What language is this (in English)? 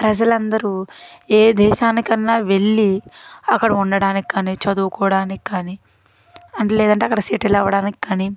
Telugu